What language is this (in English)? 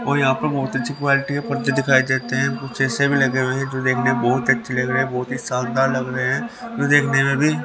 Hindi